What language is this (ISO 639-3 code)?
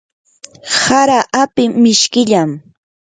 qur